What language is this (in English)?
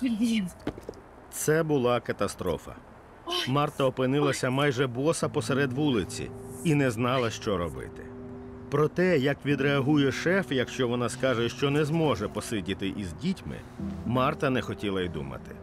Ukrainian